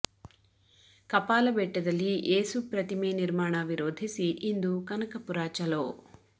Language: Kannada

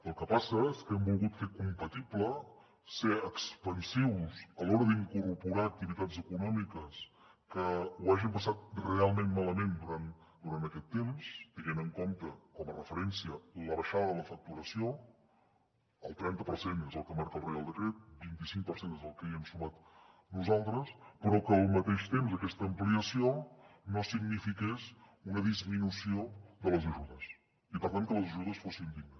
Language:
Catalan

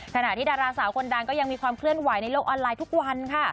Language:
Thai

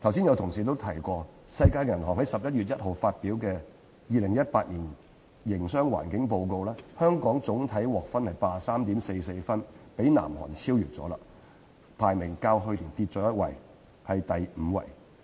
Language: Cantonese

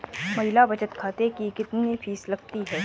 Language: Hindi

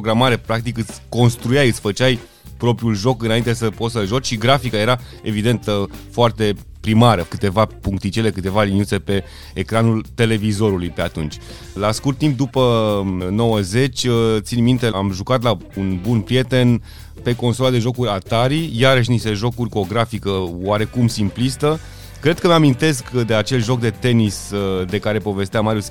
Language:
Romanian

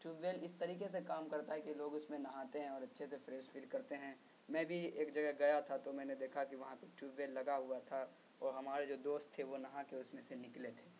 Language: Urdu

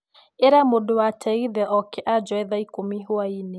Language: Kikuyu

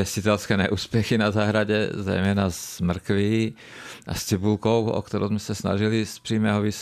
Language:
Czech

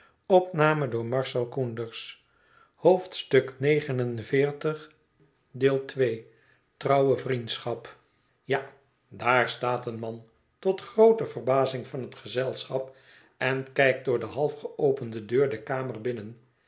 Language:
Dutch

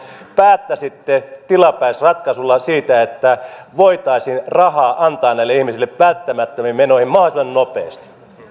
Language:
Finnish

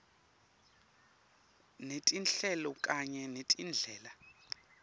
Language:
Swati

